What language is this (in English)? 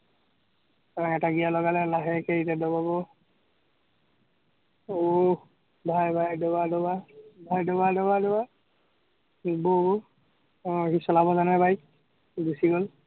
Assamese